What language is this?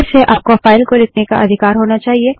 Hindi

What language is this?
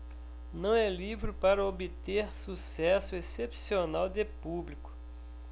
Portuguese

